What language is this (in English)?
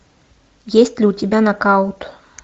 Russian